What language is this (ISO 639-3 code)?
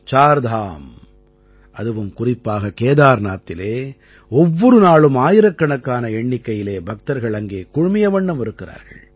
tam